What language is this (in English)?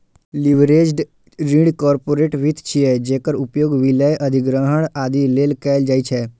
Maithili